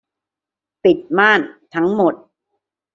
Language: Thai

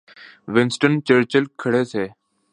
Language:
Urdu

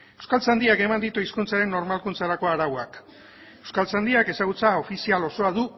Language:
Basque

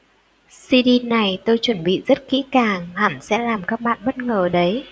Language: Vietnamese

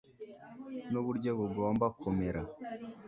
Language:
Kinyarwanda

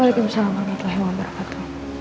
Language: Indonesian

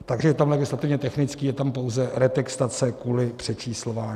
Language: Czech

